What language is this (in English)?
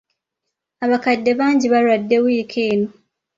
Ganda